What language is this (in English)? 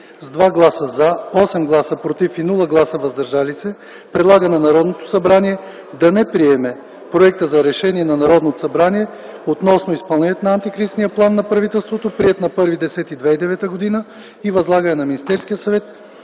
Bulgarian